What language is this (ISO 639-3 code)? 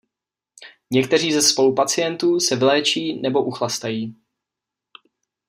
ces